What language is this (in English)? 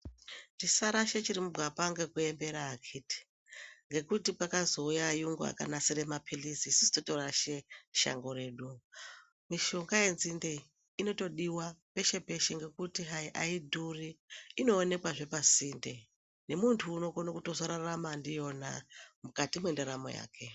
Ndau